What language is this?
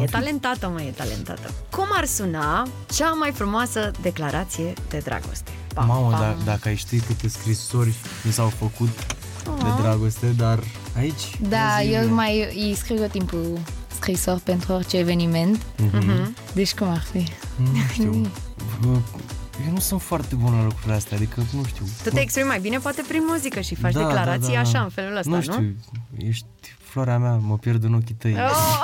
Romanian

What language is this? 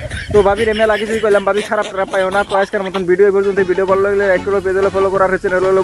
Bangla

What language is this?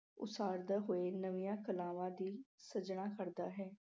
Punjabi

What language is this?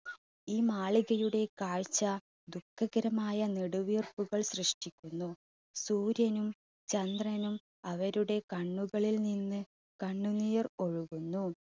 Malayalam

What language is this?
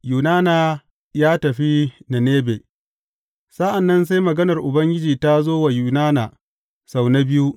Hausa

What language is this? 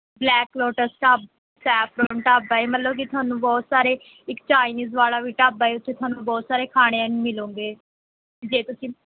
Punjabi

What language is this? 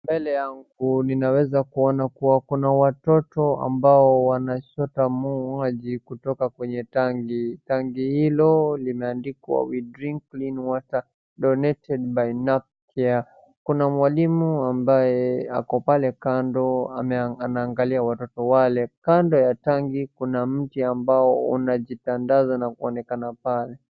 Swahili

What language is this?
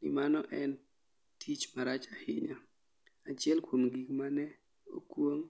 Luo (Kenya and Tanzania)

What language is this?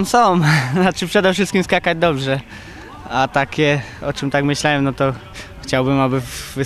Polish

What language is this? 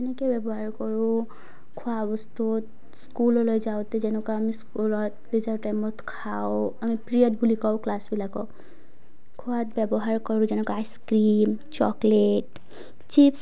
Assamese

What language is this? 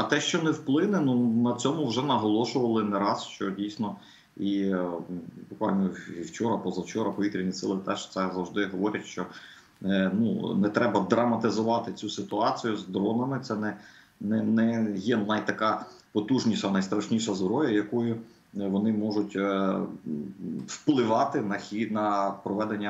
Ukrainian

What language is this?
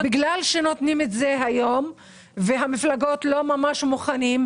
Hebrew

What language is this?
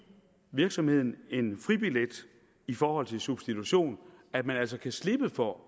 Danish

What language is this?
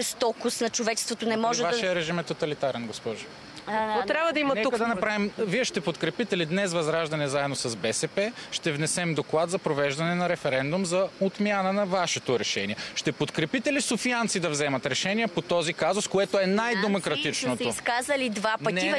Bulgarian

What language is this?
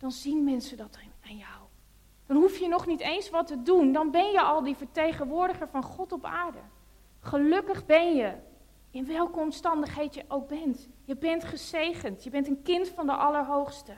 Dutch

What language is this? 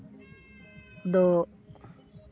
Santali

